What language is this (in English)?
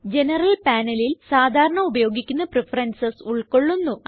Malayalam